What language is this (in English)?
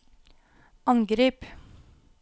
Norwegian